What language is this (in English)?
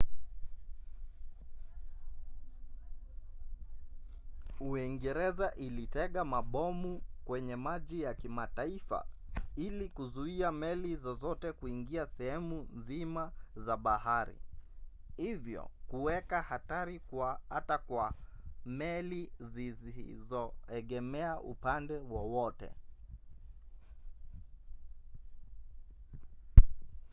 Swahili